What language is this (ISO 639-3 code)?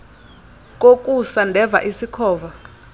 xho